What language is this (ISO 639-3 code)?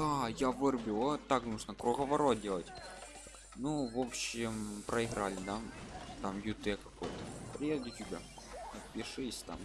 rus